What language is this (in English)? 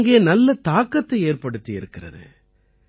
Tamil